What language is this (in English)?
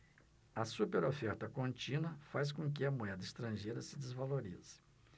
Portuguese